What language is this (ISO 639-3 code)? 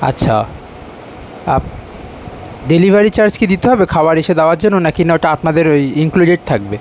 ben